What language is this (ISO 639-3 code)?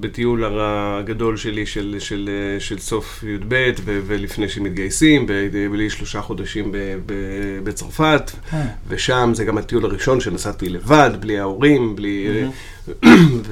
heb